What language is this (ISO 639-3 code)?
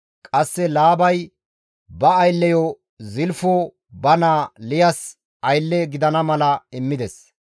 gmv